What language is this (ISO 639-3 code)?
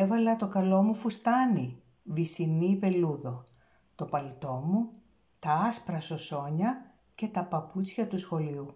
ell